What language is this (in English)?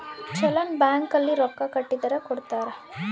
Kannada